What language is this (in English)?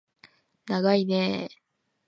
Japanese